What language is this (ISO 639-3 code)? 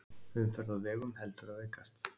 isl